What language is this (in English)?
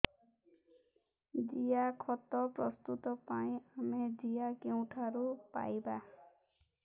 Odia